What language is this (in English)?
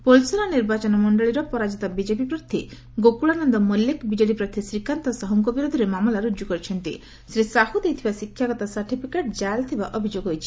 Odia